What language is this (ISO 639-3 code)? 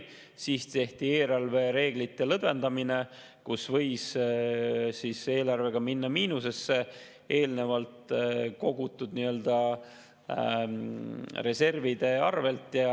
est